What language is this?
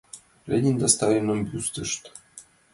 Mari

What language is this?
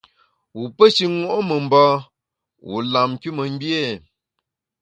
Bamun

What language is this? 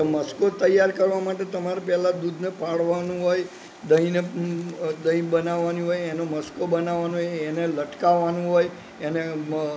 Gujarati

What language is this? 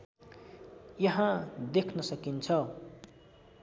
Nepali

